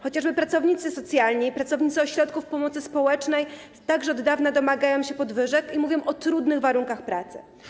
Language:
Polish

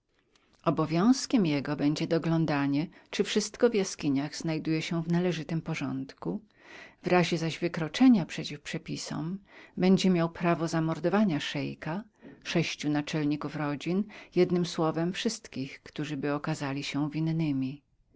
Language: Polish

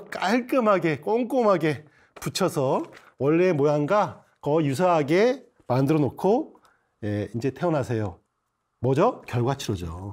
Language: Korean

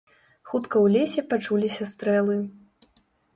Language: Belarusian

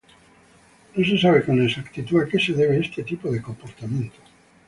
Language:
Spanish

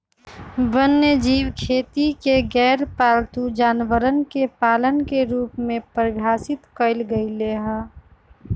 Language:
Magahi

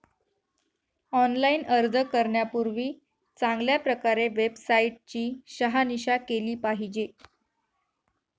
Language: Marathi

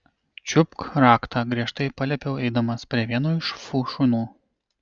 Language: Lithuanian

